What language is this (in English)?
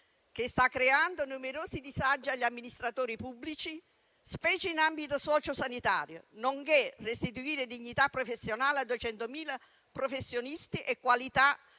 Italian